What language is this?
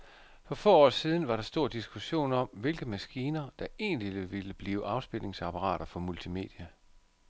Danish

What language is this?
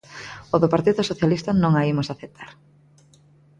Galician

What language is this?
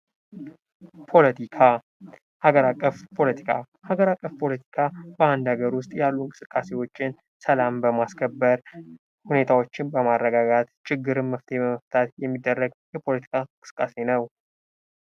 Amharic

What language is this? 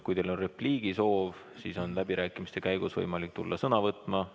Estonian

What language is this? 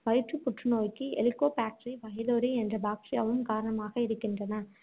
Tamil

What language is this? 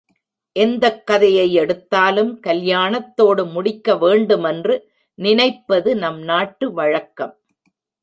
Tamil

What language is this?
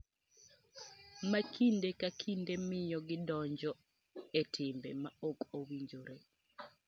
Luo (Kenya and Tanzania)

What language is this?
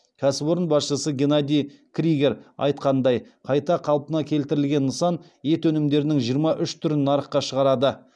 Kazakh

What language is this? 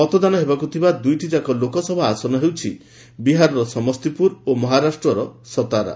Odia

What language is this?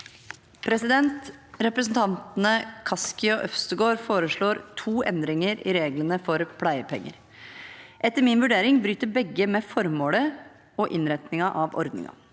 Norwegian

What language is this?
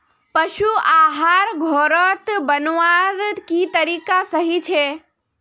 Magahi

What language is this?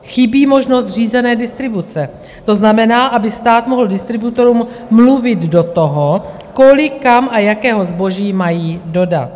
Czech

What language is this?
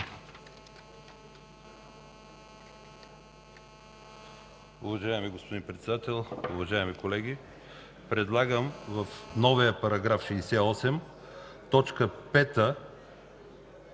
Bulgarian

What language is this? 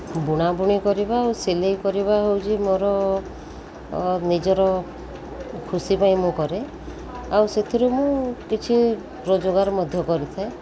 Odia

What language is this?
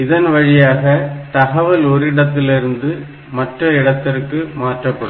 Tamil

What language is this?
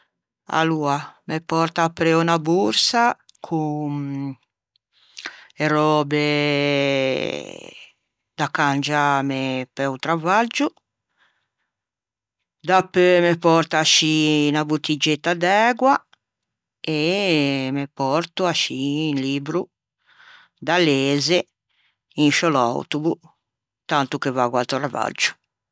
Ligurian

